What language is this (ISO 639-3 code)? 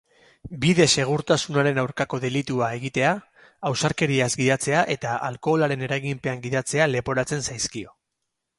eus